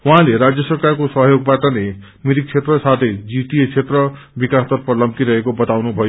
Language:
Nepali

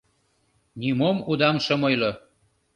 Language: Mari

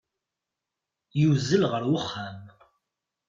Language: Kabyle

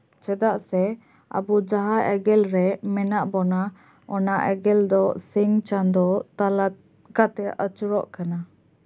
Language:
Santali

